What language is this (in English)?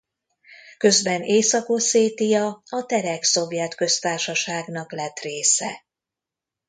Hungarian